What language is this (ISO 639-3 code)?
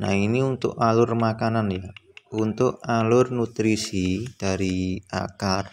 ind